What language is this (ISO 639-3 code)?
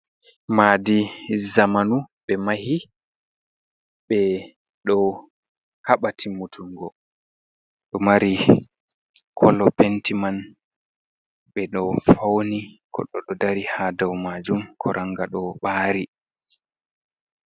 ful